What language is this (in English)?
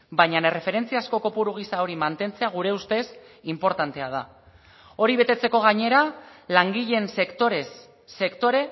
Basque